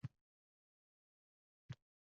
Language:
Uzbek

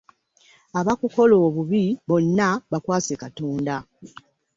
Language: Ganda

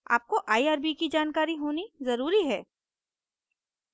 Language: Hindi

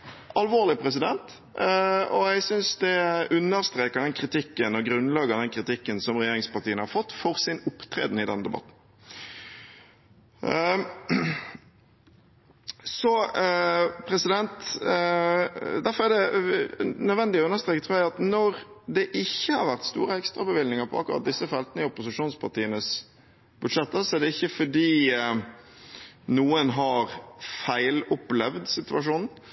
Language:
Norwegian Bokmål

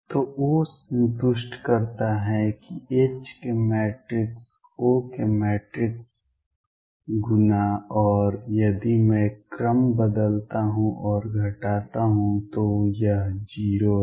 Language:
Hindi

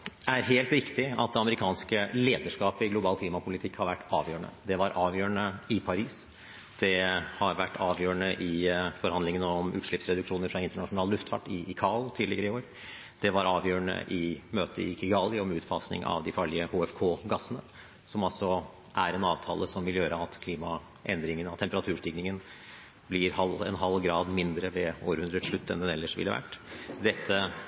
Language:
Norwegian Bokmål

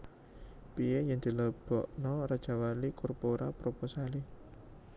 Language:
Javanese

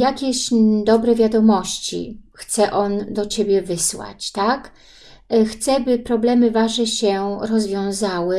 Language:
Polish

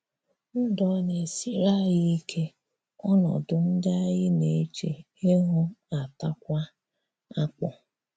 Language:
Igbo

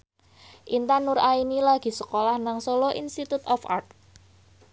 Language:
Javanese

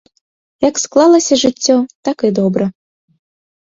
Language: Belarusian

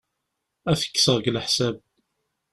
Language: Kabyle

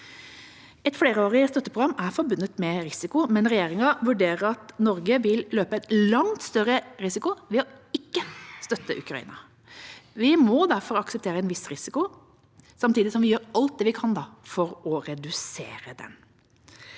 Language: Norwegian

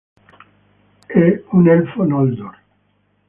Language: Italian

